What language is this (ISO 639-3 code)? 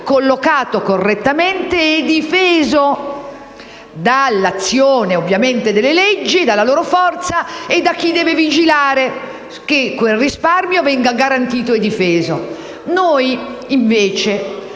ita